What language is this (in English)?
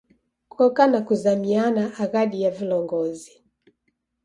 Taita